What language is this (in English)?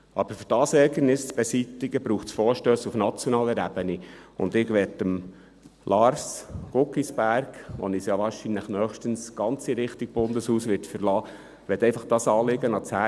Swiss German